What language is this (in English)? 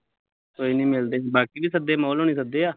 Punjabi